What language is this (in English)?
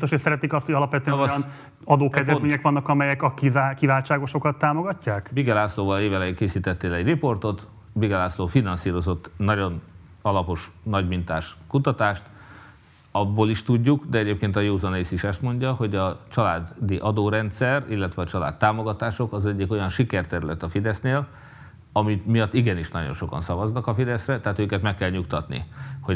Hungarian